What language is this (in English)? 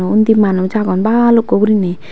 Chakma